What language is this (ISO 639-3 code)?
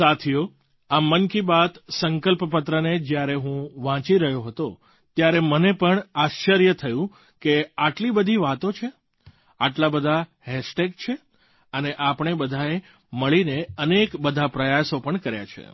guj